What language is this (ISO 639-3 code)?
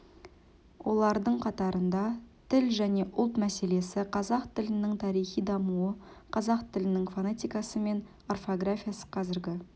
kaz